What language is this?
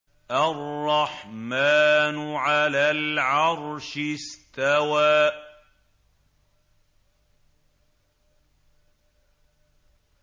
Arabic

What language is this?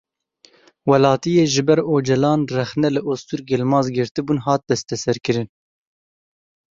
Kurdish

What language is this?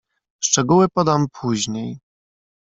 Polish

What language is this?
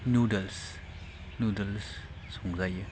Bodo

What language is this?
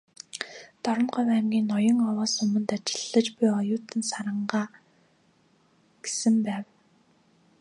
Mongolian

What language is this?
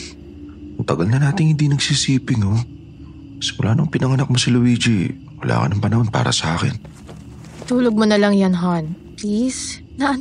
Filipino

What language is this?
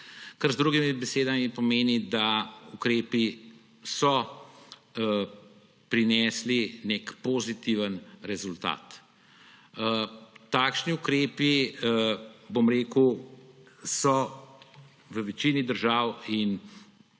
Slovenian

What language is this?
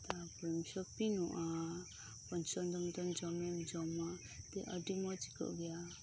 Santali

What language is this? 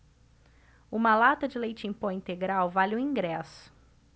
Portuguese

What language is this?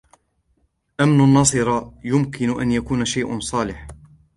Arabic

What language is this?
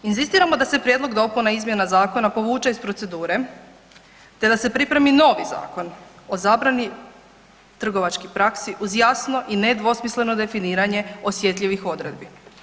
Croatian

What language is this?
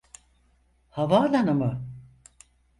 Turkish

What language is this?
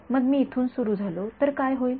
Marathi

